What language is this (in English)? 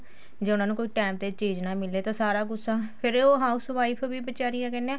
Punjabi